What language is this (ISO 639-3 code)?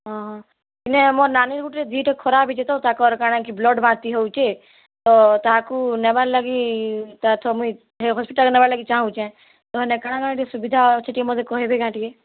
ori